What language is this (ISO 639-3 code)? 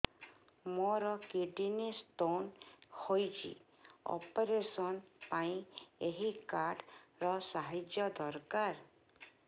ori